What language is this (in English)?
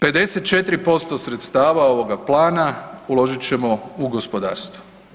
Croatian